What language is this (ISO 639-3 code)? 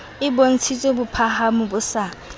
sot